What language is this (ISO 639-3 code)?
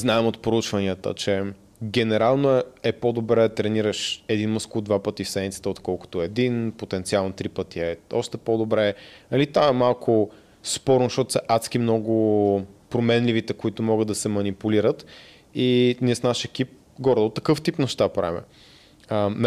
bul